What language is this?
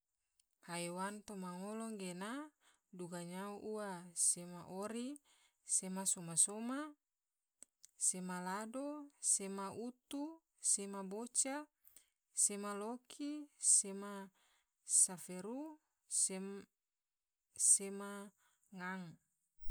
Tidore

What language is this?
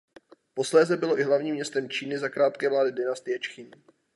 Czech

